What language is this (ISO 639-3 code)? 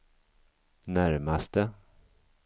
swe